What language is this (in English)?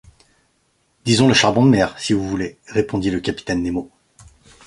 French